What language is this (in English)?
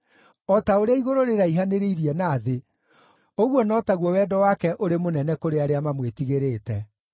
Kikuyu